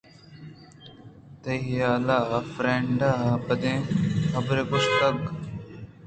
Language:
Eastern Balochi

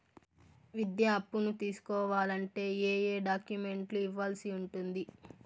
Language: Telugu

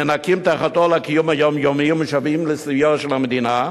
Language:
Hebrew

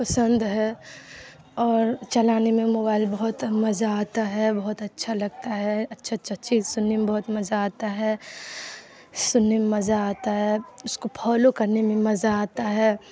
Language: Urdu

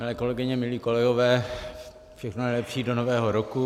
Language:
Czech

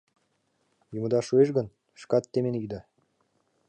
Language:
Mari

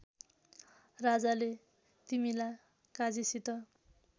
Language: Nepali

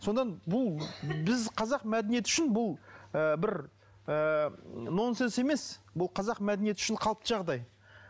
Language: Kazakh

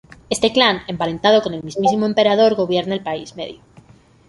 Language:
Spanish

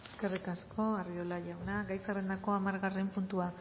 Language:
Basque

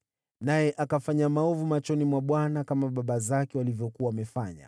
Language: Swahili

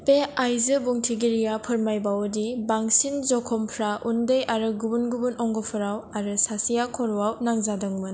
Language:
Bodo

